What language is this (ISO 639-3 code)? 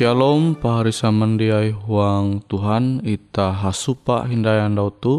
ind